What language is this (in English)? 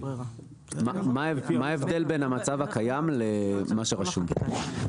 Hebrew